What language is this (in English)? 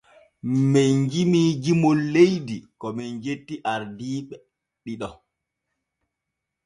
Borgu Fulfulde